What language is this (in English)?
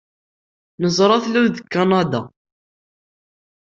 Kabyle